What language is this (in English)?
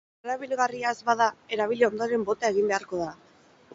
Basque